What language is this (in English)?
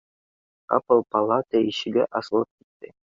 Bashkir